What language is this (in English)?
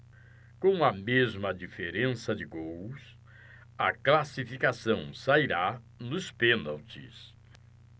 Portuguese